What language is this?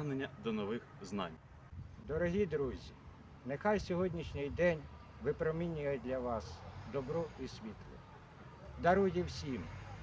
Ukrainian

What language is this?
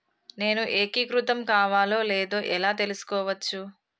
Telugu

